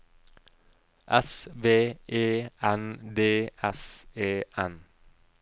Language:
Norwegian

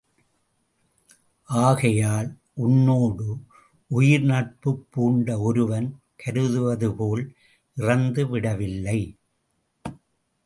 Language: Tamil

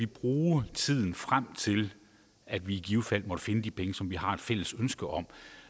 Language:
Danish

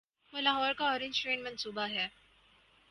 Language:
Urdu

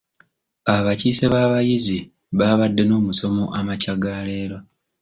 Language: Ganda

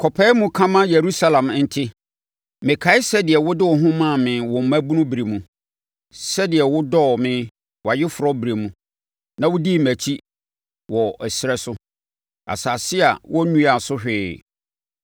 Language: Akan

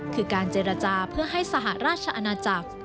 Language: Thai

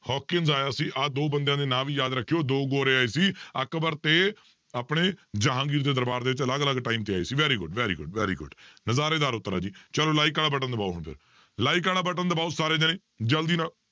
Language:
Punjabi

